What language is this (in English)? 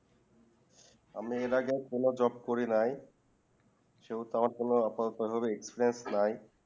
Bangla